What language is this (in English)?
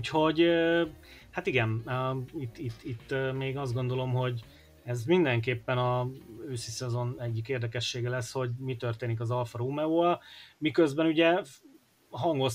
Hungarian